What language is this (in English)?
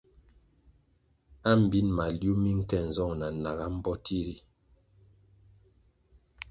Kwasio